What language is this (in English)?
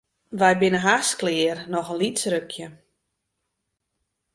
Western Frisian